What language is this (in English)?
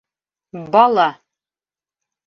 Bashkir